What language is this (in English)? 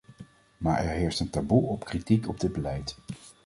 Dutch